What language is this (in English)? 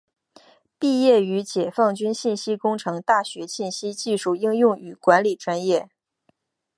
Chinese